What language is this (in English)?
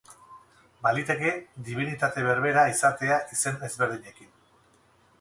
Basque